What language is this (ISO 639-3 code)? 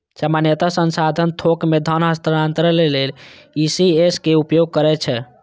mai